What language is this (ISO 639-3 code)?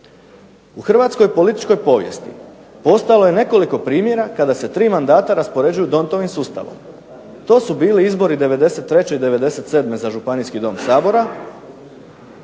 hrv